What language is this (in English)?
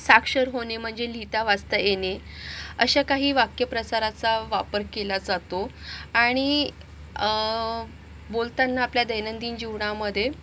Marathi